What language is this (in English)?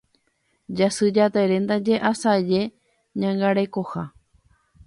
Guarani